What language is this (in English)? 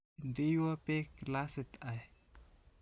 Kalenjin